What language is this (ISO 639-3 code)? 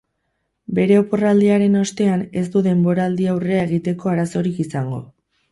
eus